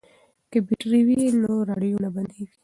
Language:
Pashto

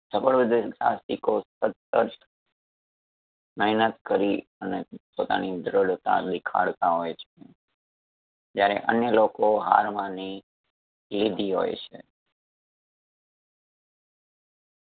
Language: Gujarati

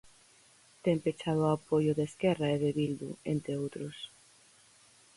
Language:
Galician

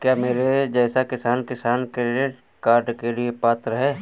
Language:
Hindi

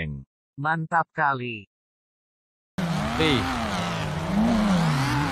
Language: Malay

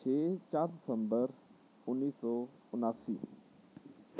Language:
Punjabi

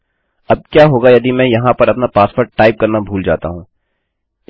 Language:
Hindi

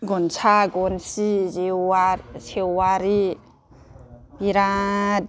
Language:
Bodo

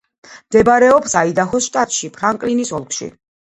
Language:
Georgian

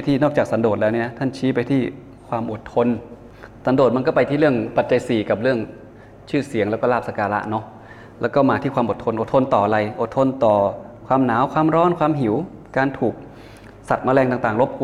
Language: Thai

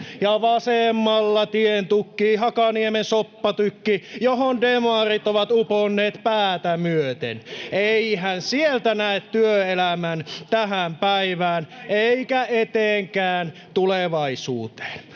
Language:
Finnish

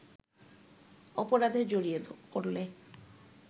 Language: Bangla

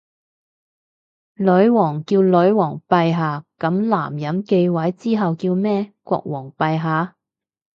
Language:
Cantonese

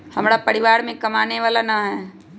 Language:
Magahi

